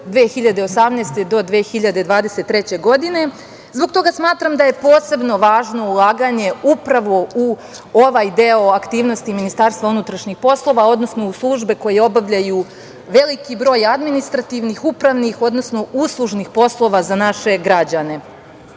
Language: Serbian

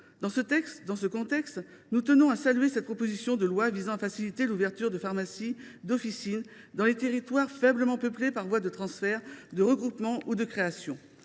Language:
French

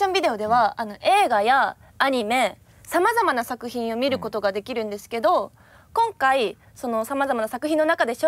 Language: Japanese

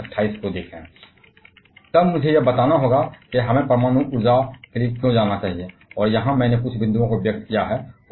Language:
Hindi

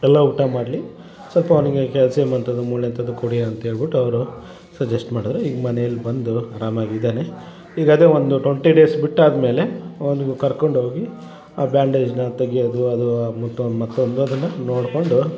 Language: Kannada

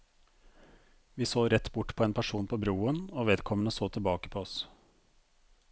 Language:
Norwegian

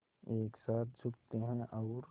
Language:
Hindi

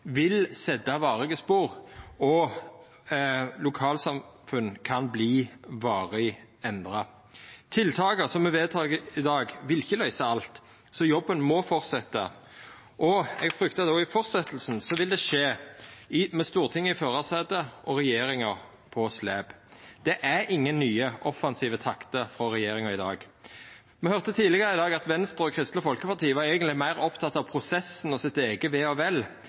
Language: Norwegian Nynorsk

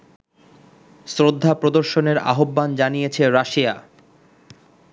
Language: Bangla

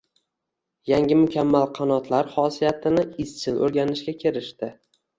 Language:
Uzbek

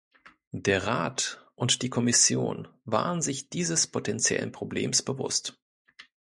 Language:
German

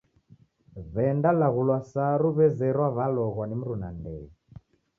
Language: Taita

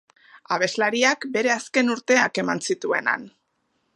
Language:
Basque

